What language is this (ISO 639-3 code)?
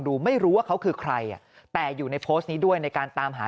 tha